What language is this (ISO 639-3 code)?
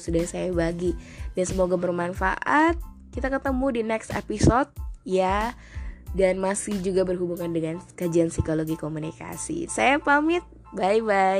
ind